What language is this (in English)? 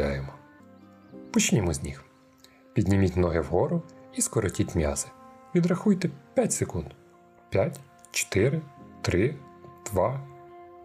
Ukrainian